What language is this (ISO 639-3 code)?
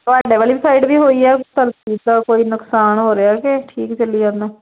pan